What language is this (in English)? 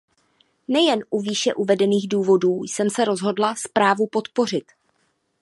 Czech